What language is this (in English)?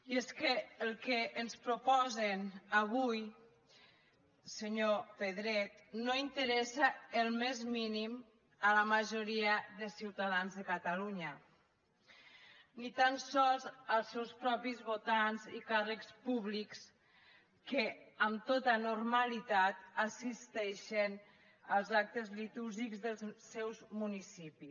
Catalan